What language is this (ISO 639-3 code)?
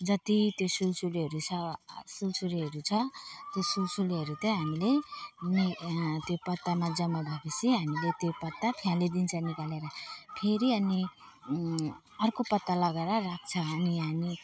nep